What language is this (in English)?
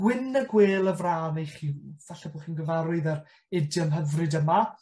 Welsh